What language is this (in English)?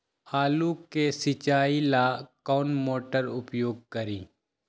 Magahi